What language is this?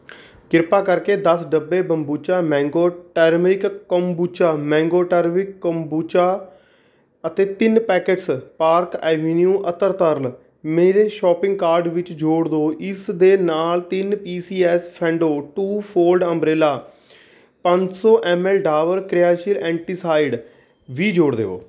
Punjabi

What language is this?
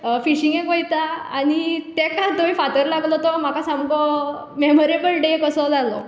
Konkani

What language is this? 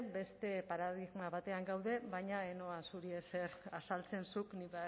Basque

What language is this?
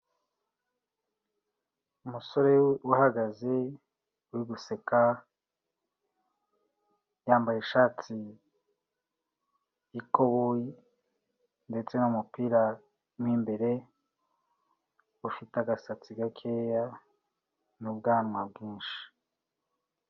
Kinyarwanda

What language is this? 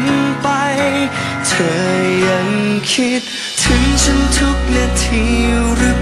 Thai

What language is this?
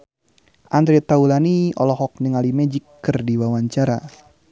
Sundanese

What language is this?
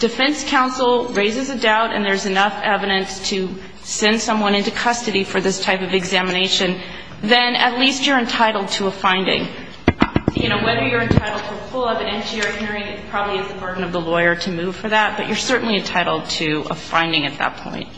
English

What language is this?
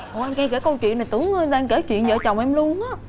Vietnamese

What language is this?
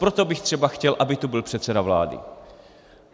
Czech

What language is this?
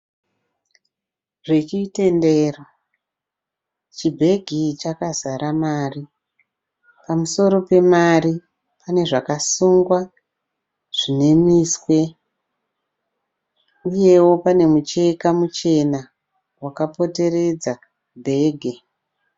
Shona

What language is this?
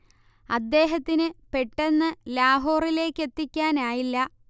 Malayalam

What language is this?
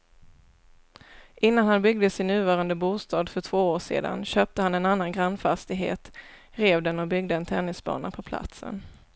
Swedish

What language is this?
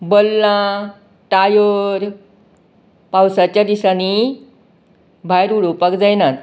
Konkani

